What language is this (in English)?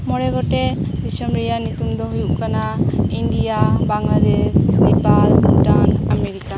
Santali